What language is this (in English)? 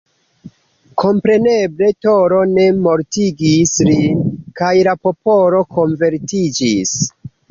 Esperanto